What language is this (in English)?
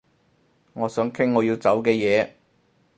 Cantonese